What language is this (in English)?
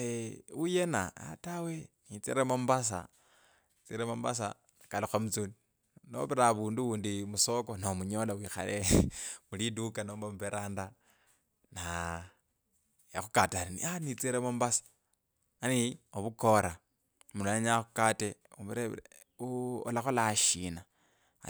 Kabras